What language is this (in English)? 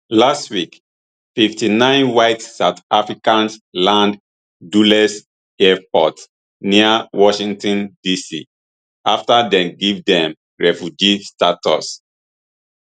Nigerian Pidgin